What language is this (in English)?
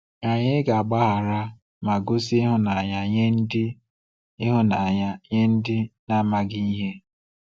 Igbo